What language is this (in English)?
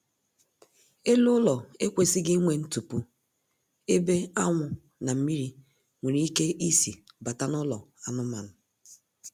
Igbo